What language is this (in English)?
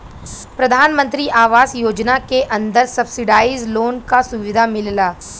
Bhojpuri